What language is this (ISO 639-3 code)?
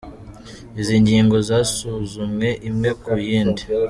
kin